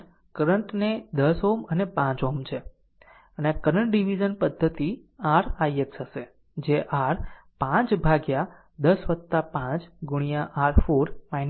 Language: Gujarati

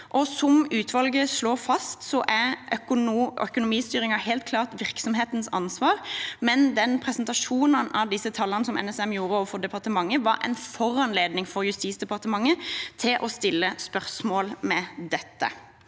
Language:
Norwegian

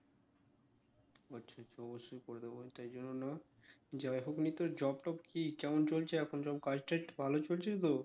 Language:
Bangla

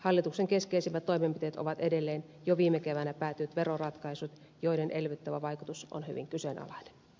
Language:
Finnish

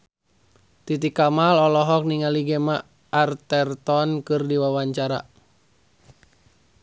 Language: Sundanese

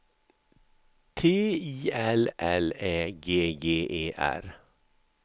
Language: Swedish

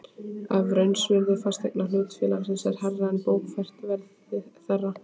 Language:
Icelandic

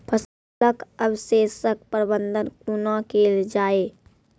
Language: Maithili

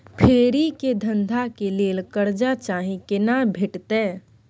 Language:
Maithili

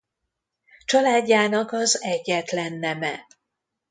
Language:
Hungarian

